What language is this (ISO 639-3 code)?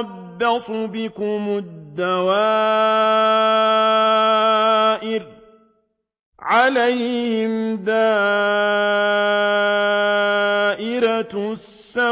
ara